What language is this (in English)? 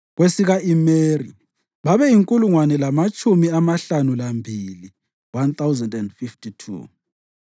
North Ndebele